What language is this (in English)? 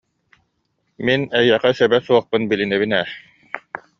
Yakut